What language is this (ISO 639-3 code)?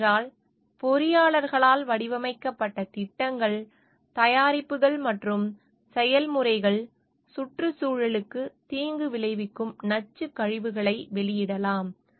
tam